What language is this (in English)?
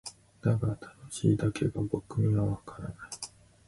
Japanese